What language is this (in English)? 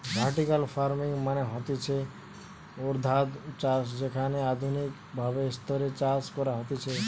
Bangla